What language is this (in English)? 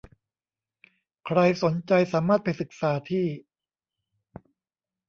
Thai